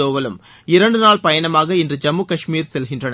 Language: Tamil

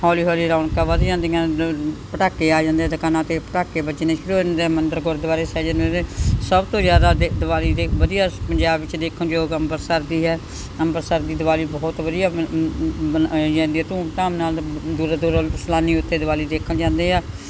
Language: Punjabi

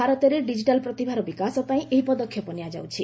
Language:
Odia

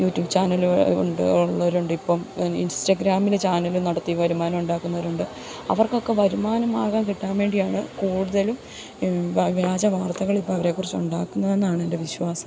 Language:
Malayalam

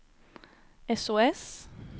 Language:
Swedish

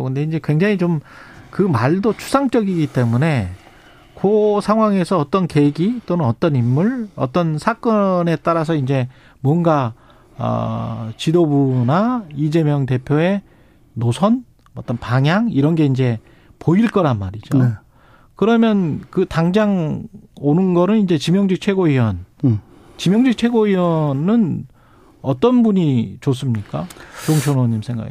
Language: Korean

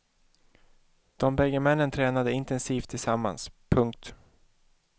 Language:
Swedish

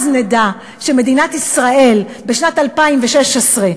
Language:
Hebrew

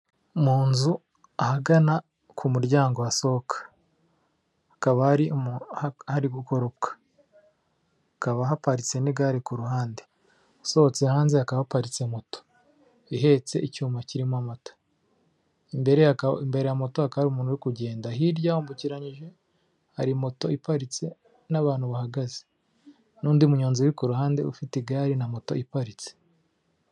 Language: Kinyarwanda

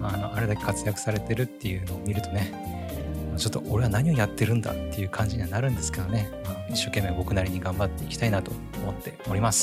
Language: Japanese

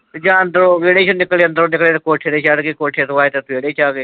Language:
Punjabi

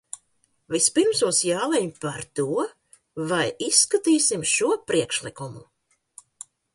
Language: Latvian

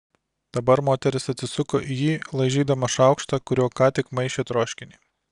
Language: Lithuanian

